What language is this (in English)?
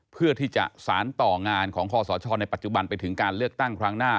Thai